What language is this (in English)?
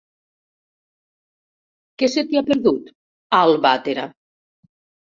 Catalan